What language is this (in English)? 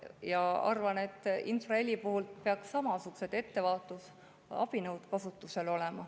Estonian